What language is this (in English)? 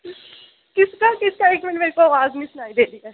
Dogri